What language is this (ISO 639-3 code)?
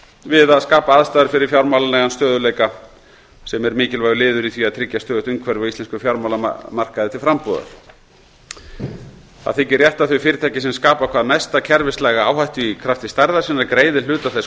isl